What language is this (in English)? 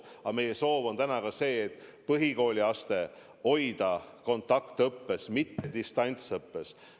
Estonian